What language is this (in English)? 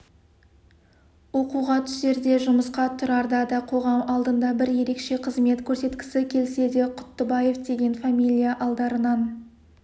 Kazakh